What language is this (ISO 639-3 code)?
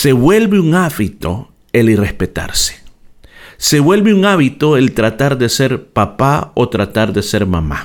spa